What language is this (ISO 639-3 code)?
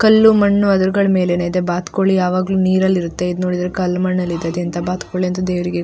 kan